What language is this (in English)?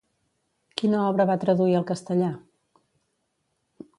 Catalan